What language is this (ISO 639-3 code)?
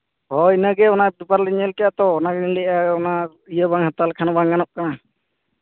sat